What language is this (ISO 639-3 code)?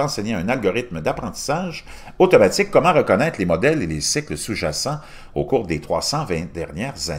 fra